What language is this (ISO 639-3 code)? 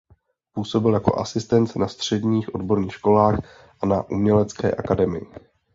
ces